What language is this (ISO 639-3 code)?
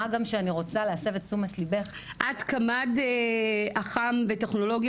heb